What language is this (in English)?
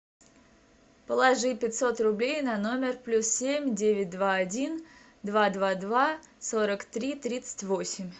Russian